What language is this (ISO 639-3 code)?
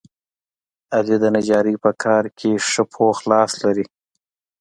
pus